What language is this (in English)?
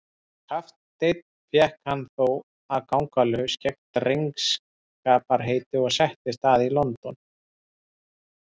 Icelandic